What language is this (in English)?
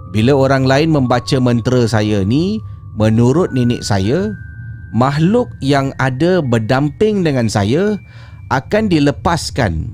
Malay